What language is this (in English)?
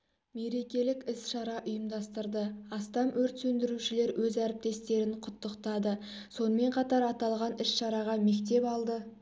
Kazakh